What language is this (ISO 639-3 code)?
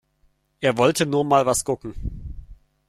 deu